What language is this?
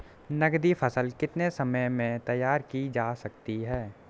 Hindi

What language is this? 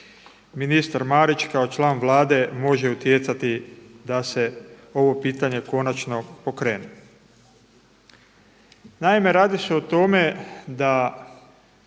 Croatian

